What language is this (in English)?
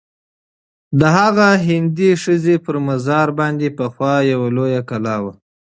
Pashto